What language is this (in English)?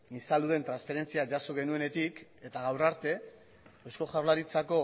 Basque